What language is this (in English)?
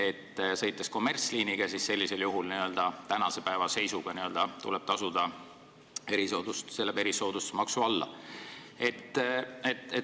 Estonian